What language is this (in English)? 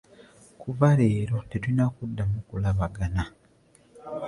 Ganda